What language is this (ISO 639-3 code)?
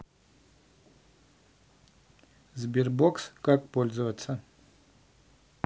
rus